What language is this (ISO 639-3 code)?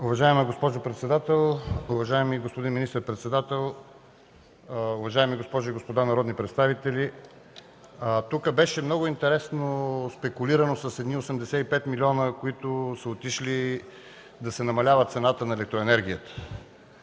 bul